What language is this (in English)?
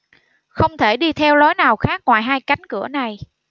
Vietnamese